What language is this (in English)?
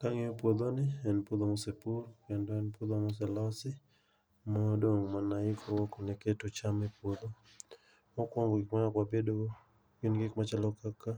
Luo (Kenya and Tanzania)